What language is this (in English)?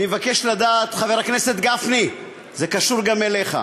Hebrew